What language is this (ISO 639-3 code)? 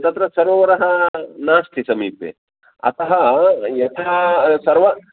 san